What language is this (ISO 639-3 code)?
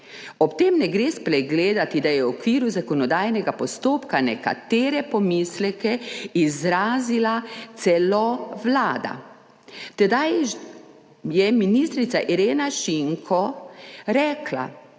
slv